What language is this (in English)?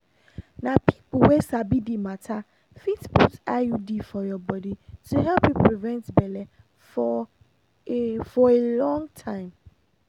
Nigerian Pidgin